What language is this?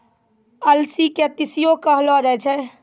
Maithili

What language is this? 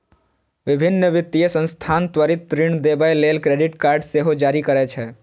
Maithili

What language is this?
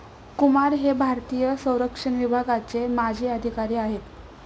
Marathi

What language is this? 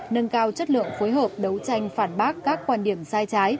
Vietnamese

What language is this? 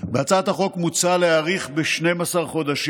Hebrew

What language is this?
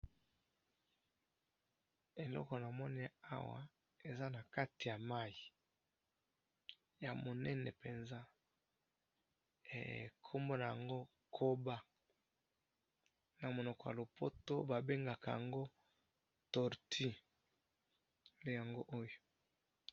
Lingala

